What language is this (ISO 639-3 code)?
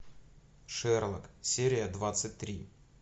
rus